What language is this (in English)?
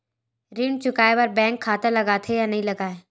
Chhattisgarhi